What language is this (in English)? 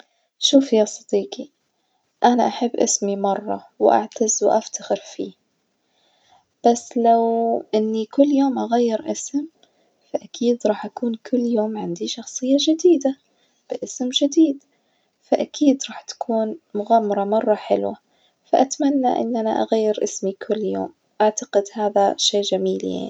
Najdi Arabic